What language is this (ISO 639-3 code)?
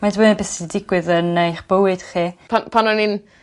cym